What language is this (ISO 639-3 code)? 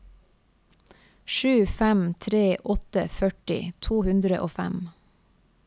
nor